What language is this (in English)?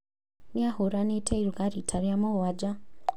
Kikuyu